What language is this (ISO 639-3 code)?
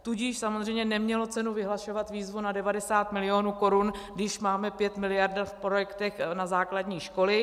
ces